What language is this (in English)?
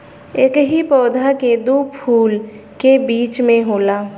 Bhojpuri